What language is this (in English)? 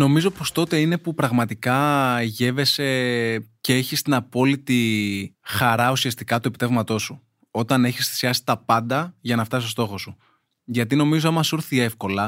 Greek